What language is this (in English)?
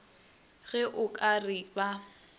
Northern Sotho